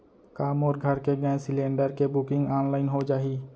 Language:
Chhattisgarhi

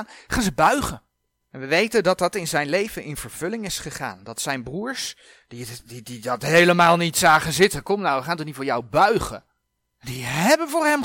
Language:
Dutch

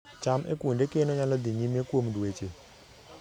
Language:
Luo (Kenya and Tanzania)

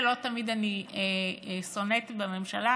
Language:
Hebrew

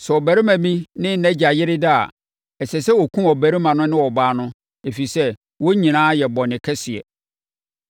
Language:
Akan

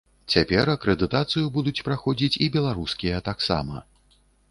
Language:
Belarusian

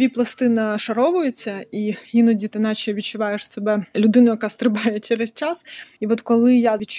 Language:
Ukrainian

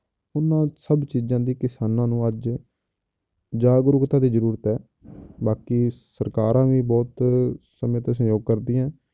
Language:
Punjabi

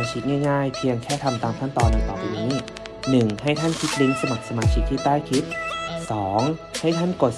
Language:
Thai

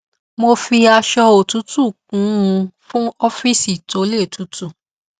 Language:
Yoruba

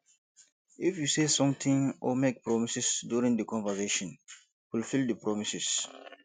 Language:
Nigerian Pidgin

